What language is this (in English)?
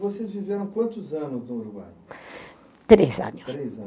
Portuguese